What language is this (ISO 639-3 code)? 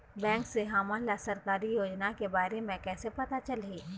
hne